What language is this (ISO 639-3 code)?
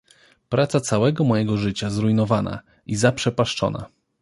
pol